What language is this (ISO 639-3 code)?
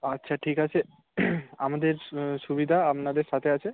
ben